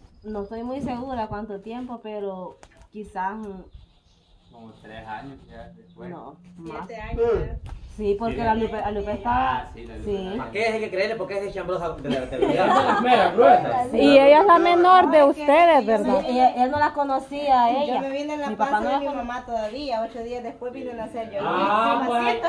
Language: Spanish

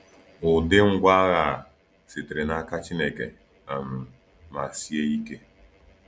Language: Igbo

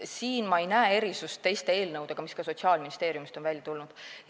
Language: Estonian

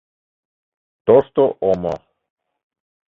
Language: Mari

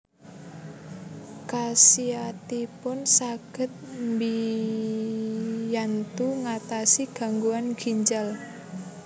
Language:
Javanese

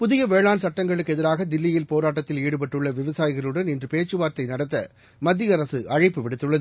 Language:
Tamil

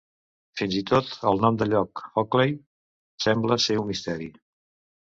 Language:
Catalan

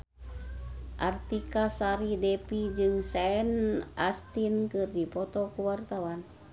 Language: Sundanese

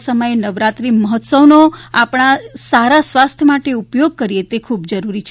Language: Gujarati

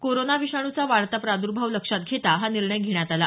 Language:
Marathi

